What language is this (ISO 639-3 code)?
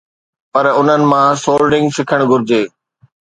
snd